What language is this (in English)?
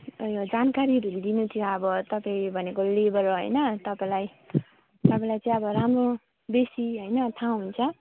Nepali